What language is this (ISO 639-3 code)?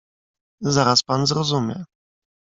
pol